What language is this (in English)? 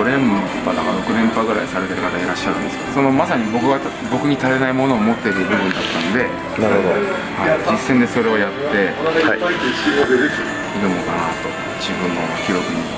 Japanese